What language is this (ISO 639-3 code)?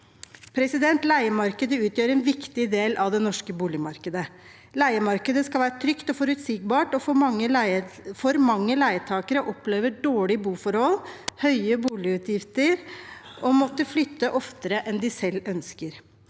nor